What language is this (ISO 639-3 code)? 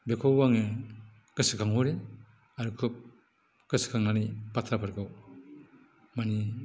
brx